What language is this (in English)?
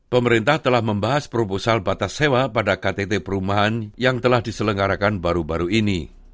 Indonesian